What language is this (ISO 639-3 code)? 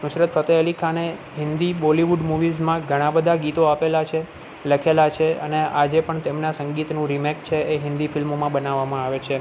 guj